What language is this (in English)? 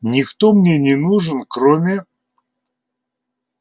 Russian